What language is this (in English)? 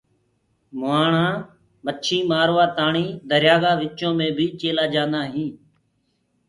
Gurgula